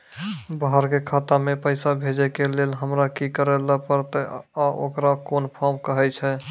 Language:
Maithili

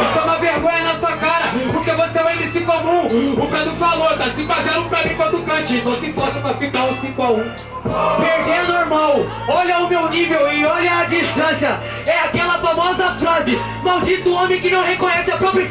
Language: Portuguese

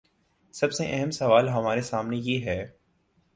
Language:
Urdu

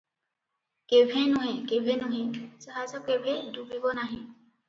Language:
Odia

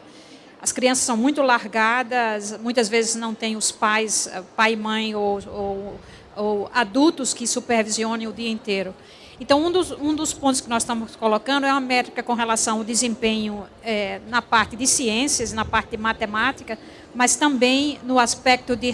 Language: Portuguese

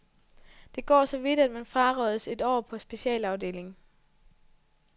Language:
Danish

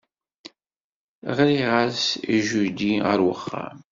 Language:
Kabyle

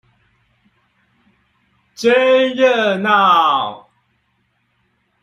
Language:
Chinese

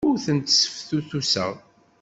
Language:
Kabyle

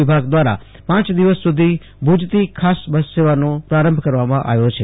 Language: Gujarati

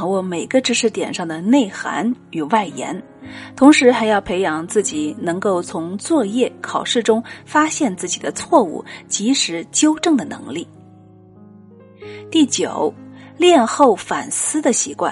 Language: Chinese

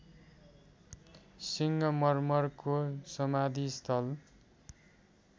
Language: Nepali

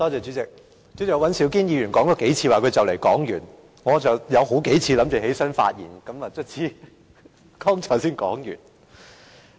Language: Cantonese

